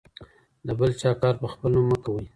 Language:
Pashto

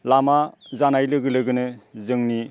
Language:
Bodo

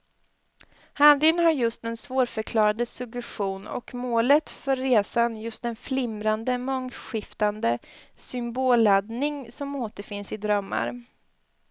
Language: Swedish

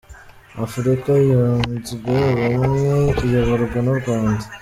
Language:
Kinyarwanda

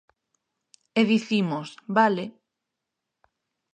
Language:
Galician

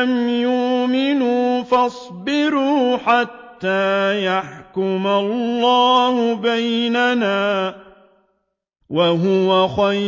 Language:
Arabic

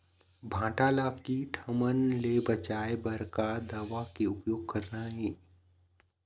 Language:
Chhattisgarhi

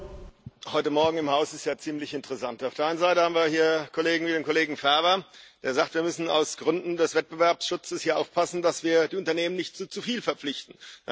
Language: German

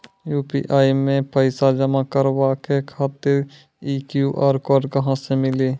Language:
Maithili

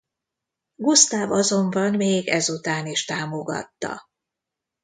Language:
Hungarian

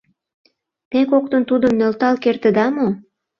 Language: Mari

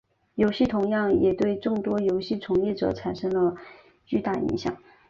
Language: Chinese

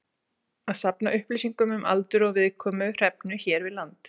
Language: Icelandic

